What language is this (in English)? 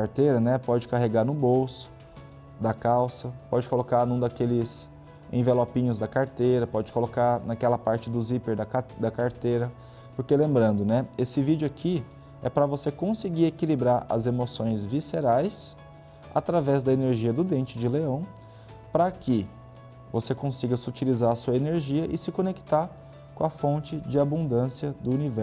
Portuguese